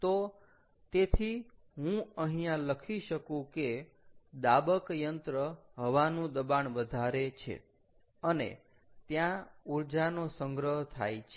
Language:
Gujarati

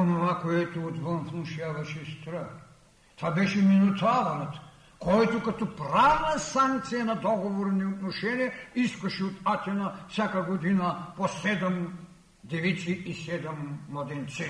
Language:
Bulgarian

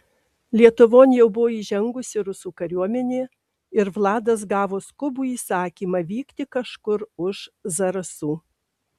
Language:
Lithuanian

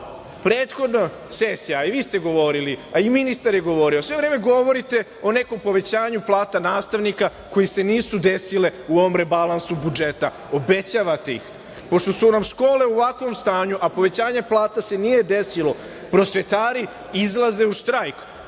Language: Serbian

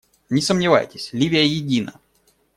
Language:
Russian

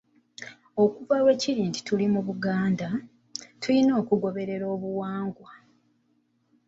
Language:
Ganda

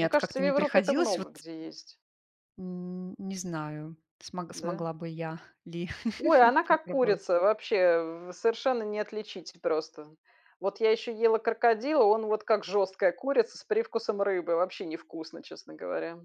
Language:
Russian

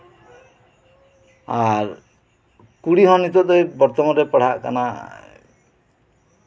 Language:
Santali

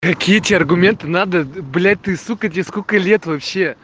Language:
Russian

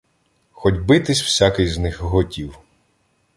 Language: Ukrainian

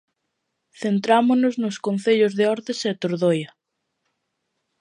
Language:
Galician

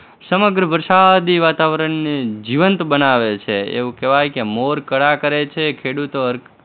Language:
Gujarati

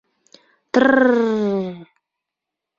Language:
Bashkir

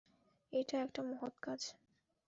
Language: Bangla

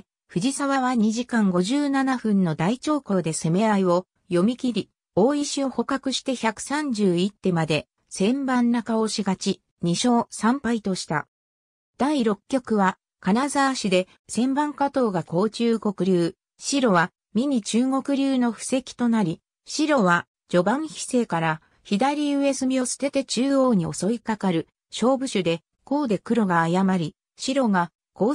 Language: Japanese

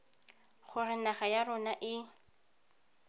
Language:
Tswana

